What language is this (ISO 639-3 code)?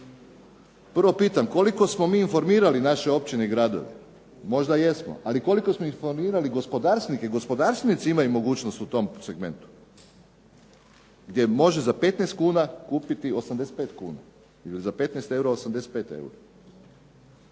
hrv